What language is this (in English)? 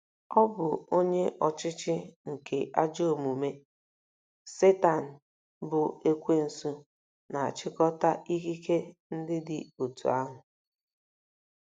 Igbo